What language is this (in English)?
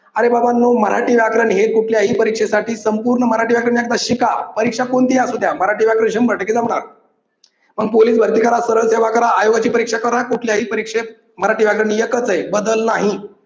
Marathi